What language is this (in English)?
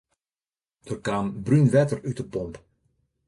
Western Frisian